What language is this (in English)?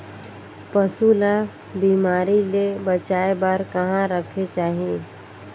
Chhattisgarhi